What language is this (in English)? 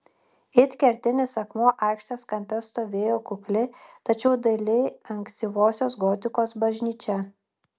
Lithuanian